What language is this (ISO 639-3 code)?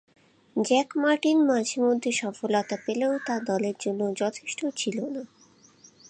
ben